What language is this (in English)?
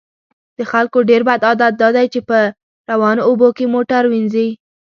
Pashto